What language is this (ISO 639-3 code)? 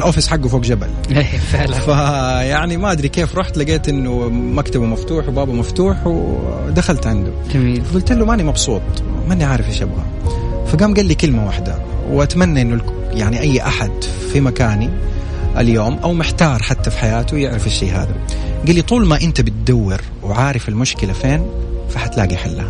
ara